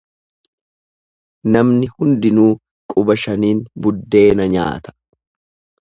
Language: Oromo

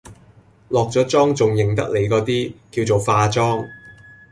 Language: Cantonese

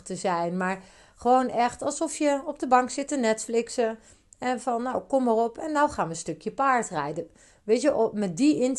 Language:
Dutch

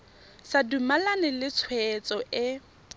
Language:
Tswana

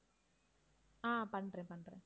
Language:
Tamil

